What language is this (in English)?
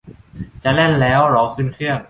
Thai